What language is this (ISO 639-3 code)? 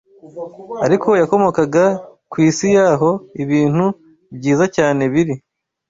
kin